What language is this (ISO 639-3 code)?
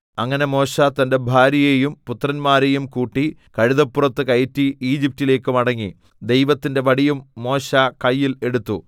mal